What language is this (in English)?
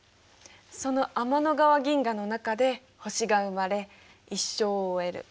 Japanese